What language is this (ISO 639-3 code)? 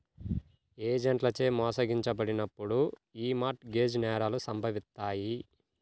tel